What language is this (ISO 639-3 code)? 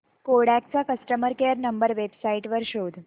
mar